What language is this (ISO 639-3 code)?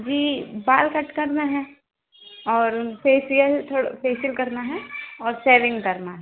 hin